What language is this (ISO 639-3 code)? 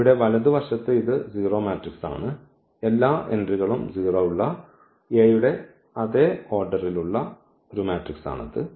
mal